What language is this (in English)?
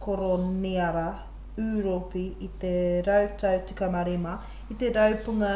Māori